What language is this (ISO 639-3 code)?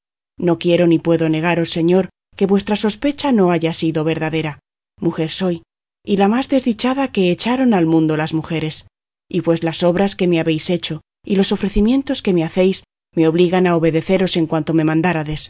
spa